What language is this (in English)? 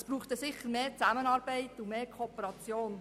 Swiss German